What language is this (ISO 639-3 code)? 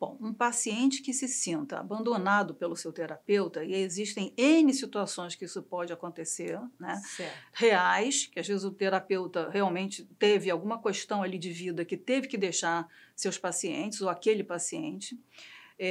por